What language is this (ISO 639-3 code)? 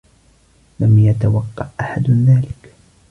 ara